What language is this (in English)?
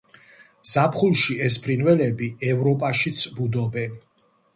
Georgian